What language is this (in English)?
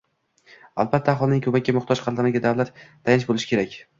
Uzbek